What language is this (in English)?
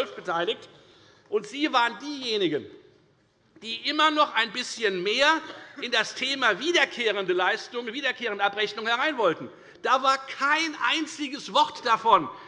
German